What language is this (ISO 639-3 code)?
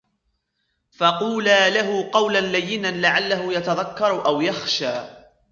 ara